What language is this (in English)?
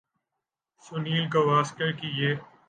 Urdu